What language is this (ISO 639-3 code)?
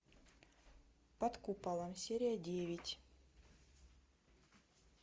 rus